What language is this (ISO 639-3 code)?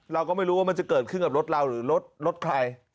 tha